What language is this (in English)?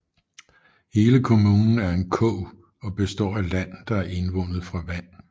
Danish